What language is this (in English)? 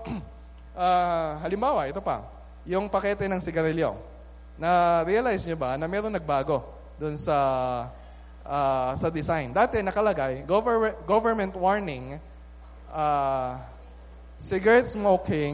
Filipino